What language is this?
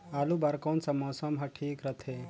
Chhattisgarhi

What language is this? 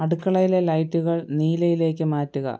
Malayalam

